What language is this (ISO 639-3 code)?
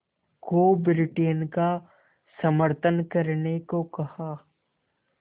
hin